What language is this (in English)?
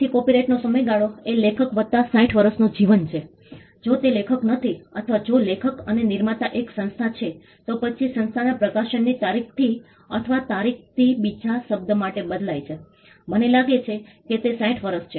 Gujarati